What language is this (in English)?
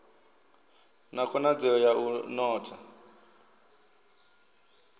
Venda